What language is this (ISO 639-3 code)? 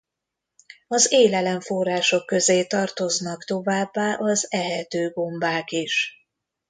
hun